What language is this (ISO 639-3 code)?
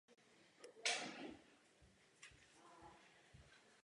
ces